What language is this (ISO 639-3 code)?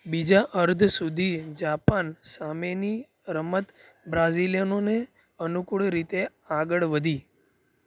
guj